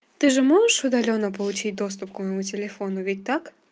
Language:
Russian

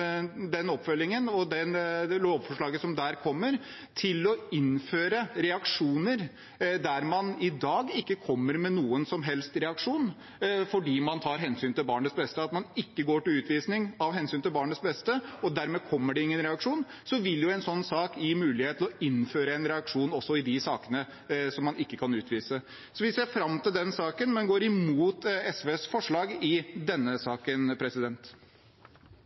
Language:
Norwegian Bokmål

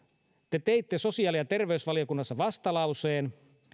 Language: Finnish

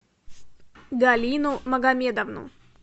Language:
Russian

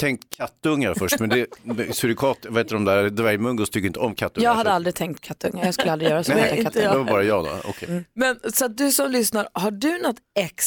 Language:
Swedish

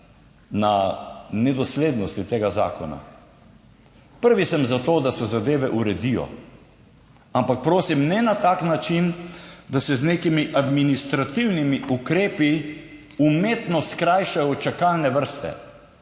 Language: Slovenian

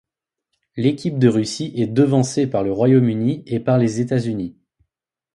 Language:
French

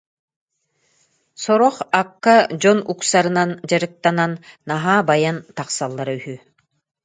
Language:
Yakut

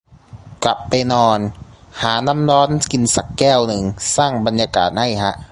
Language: Thai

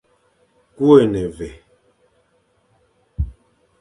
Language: Fang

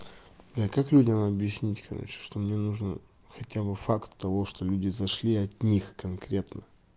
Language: Russian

